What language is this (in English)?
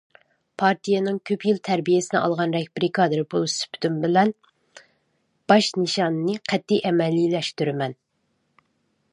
Uyghur